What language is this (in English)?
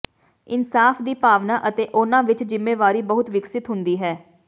Punjabi